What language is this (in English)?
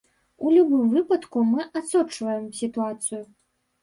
Belarusian